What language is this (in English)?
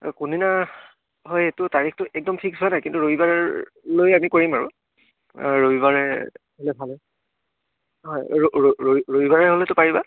Assamese